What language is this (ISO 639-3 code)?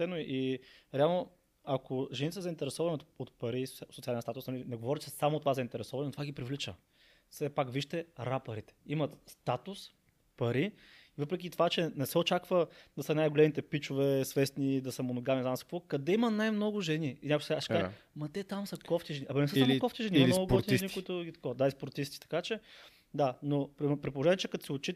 bul